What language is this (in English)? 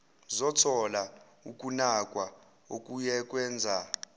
Zulu